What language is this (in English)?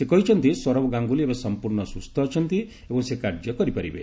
Odia